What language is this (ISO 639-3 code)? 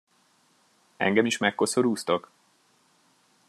hun